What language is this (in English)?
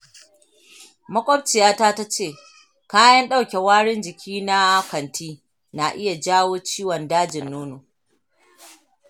Hausa